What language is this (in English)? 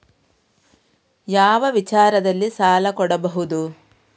Kannada